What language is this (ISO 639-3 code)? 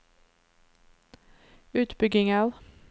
nor